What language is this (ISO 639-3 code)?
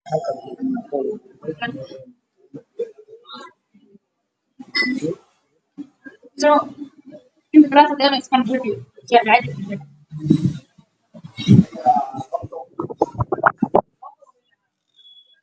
som